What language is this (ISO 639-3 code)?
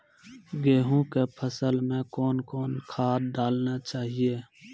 mai